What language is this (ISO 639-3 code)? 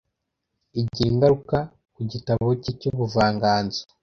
kin